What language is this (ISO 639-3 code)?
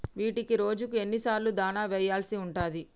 tel